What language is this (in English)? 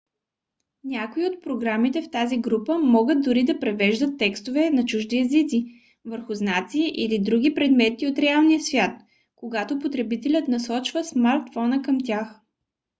Bulgarian